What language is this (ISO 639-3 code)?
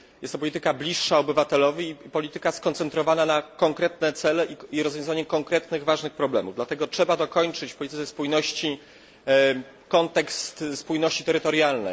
pol